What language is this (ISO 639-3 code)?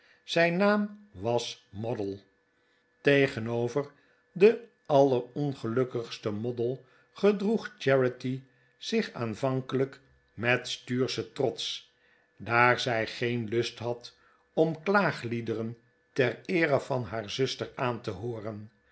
nld